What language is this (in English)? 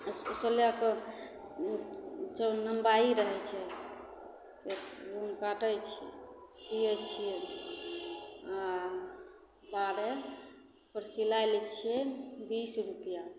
Maithili